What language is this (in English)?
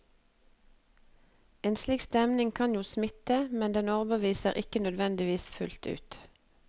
Norwegian